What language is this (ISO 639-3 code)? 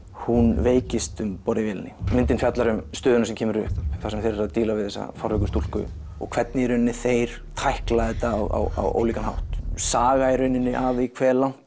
isl